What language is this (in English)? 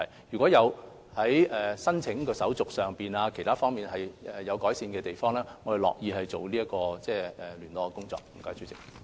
Cantonese